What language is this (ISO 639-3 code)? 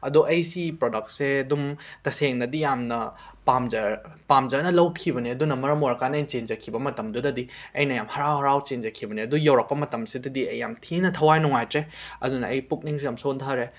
mni